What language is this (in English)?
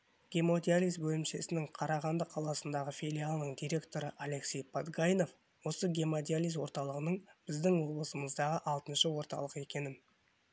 Kazakh